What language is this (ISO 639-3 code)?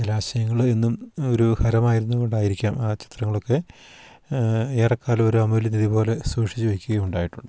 mal